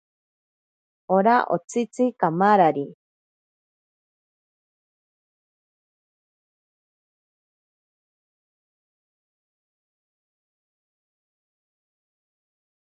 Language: Ashéninka Perené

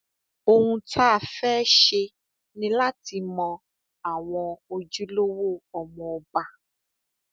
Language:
Yoruba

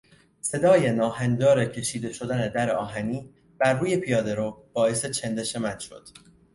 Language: Persian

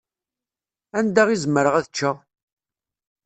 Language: Kabyle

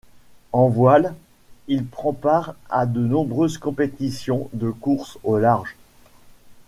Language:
French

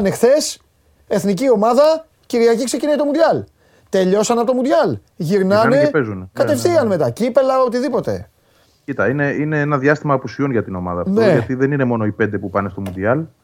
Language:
Greek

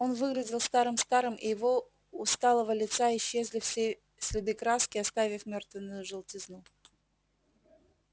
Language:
Russian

